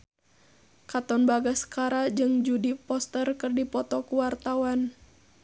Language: Sundanese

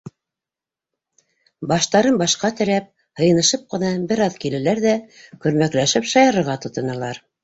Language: Bashkir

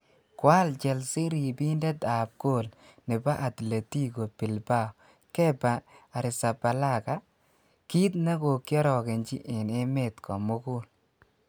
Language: Kalenjin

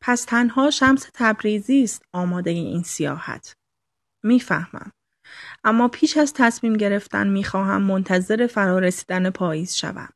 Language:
Persian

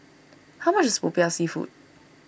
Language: English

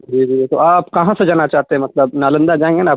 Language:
Urdu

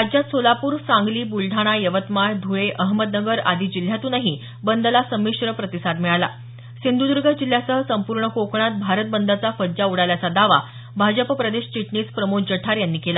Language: Marathi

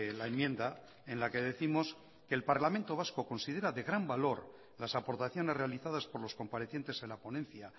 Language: Spanish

